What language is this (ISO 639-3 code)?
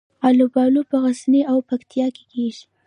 pus